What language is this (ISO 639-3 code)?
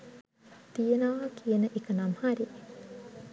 sin